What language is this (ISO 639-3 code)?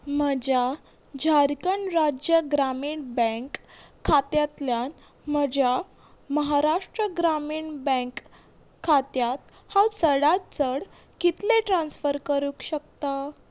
kok